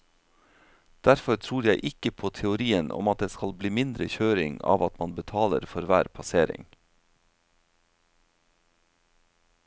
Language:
Norwegian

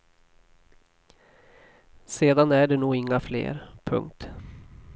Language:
Swedish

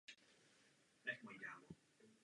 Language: Czech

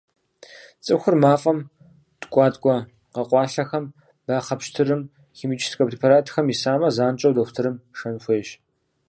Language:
Kabardian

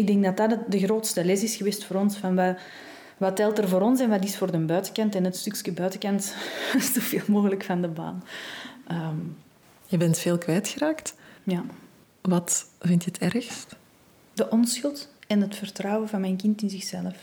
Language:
Dutch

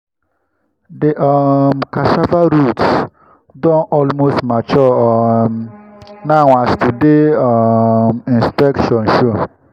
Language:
Nigerian Pidgin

